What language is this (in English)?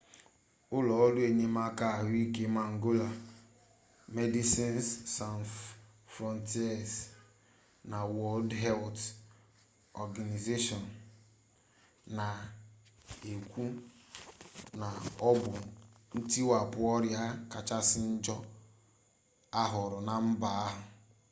Igbo